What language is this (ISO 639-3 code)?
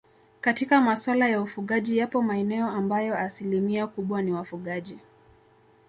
swa